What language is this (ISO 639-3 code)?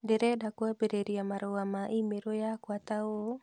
kik